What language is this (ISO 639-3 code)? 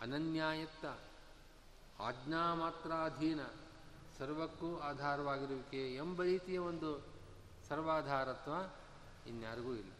kan